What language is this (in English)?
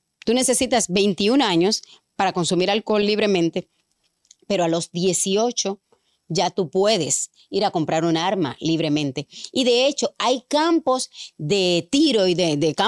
Spanish